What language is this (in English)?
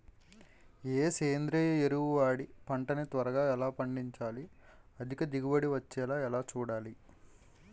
Telugu